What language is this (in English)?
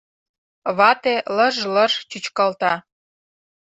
Mari